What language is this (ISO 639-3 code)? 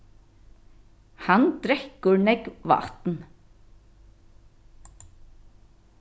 fao